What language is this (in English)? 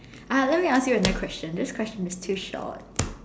English